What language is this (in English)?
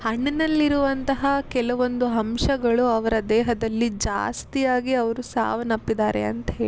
Kannada